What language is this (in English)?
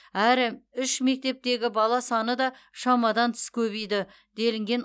Kazakh